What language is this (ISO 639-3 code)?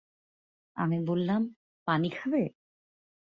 ben